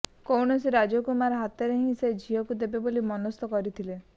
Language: Odia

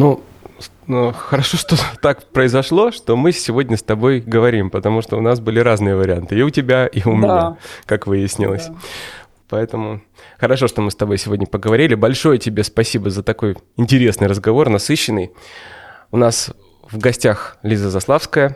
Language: Russian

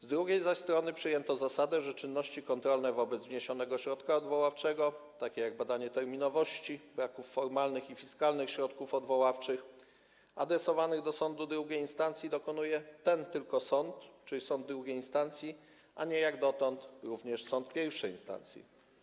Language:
Polish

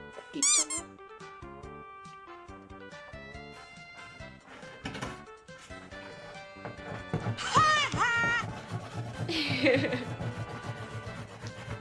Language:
Korean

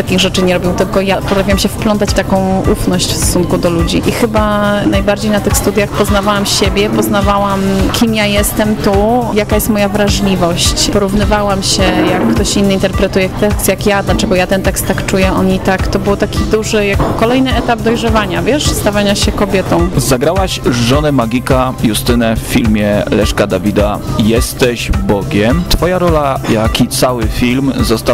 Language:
Polish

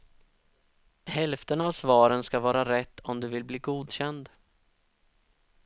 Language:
Swedish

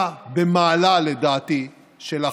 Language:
Hebrew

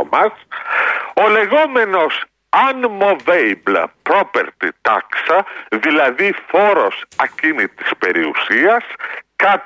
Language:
Greek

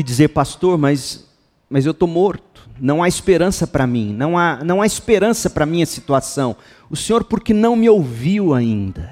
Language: Portuguese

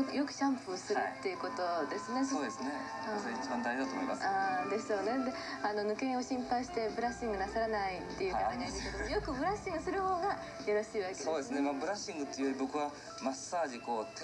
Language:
Japanese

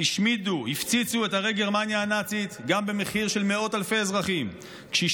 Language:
Hebrew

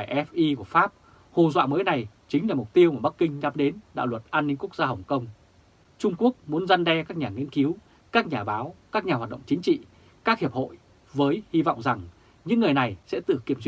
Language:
Vietnamese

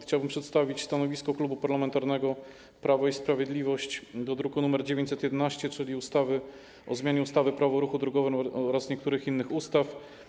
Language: Polish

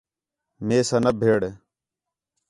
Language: Khetrani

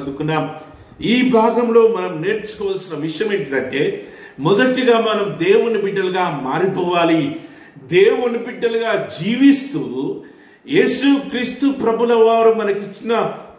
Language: Romanian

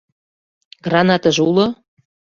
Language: Mari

